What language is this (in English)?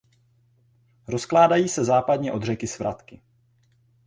Czech